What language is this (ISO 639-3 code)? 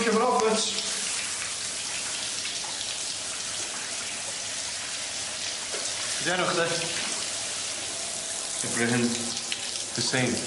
cym